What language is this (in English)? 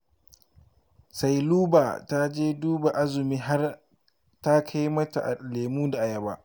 Hausa